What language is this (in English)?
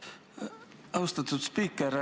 Estonian